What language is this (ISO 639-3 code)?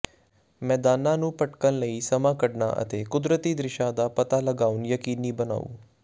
pan